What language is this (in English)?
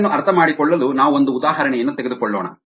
Kannada